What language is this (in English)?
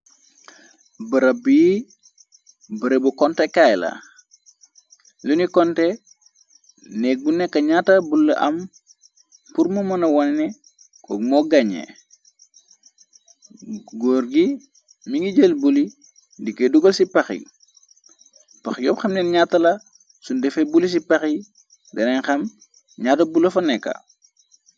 Wolof